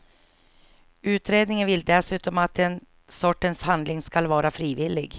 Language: Swedish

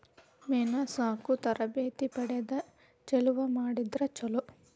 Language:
Kannada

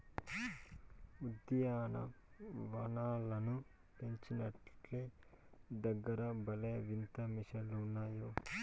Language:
Telugu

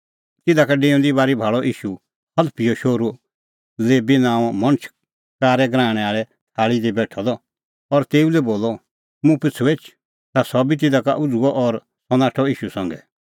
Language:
Kullu Pahari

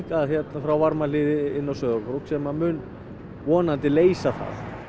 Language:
Icelandic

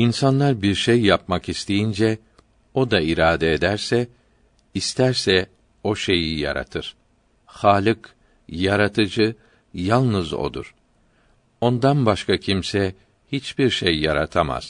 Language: Turkish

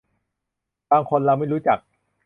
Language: Thai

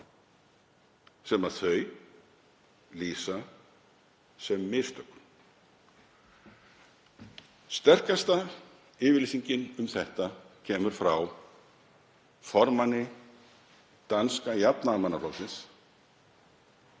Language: Icelandic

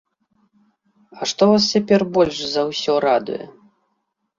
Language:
Belarusian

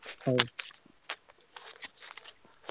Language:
Odia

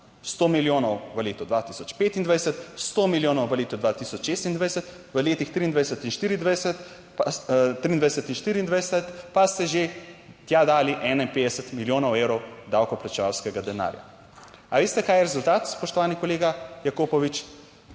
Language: Slovenian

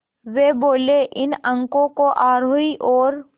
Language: Hindi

